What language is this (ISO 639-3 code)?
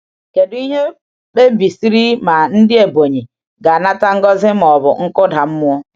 ibo